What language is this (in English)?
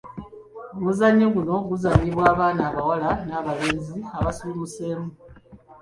Ganda